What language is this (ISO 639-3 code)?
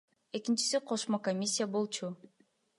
kir